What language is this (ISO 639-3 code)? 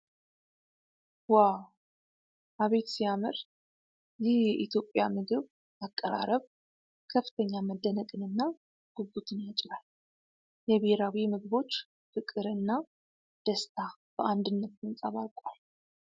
amh